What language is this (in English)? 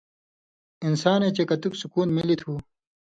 Indus Kohistani